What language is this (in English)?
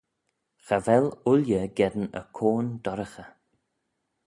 Manx